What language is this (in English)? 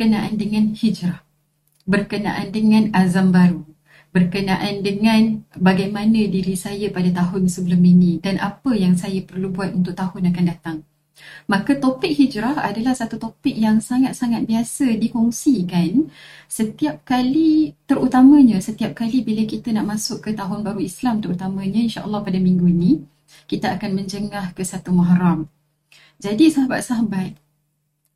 Malay